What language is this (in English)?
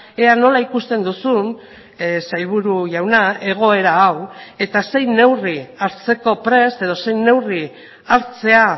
Basque